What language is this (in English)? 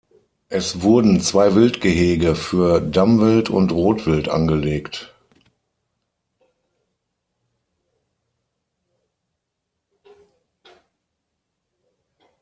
German